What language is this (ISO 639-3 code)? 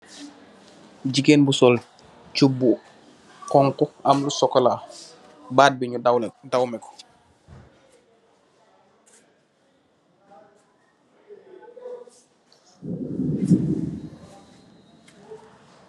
wol